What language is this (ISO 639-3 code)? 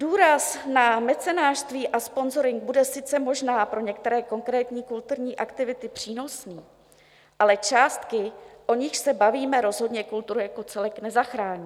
ces